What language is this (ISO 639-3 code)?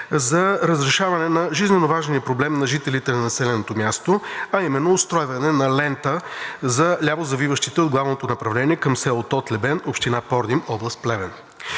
bul